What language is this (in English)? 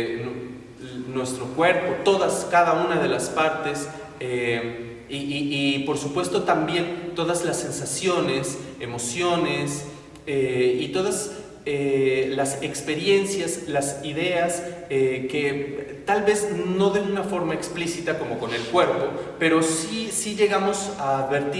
Spanish